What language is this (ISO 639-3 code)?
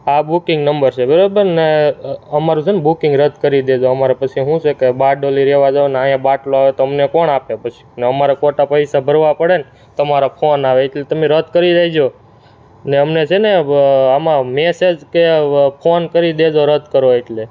guj